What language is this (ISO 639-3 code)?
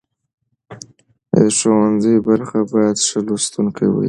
pus